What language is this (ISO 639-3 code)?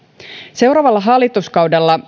fin